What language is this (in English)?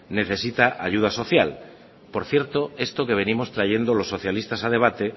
Spanish